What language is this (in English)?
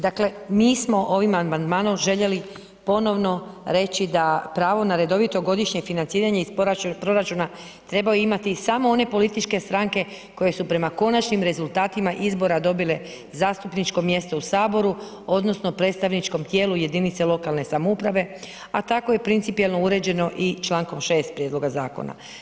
Croatian